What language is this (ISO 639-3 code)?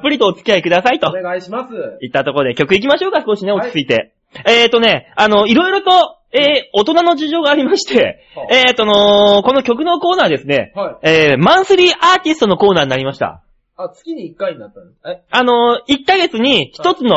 jpn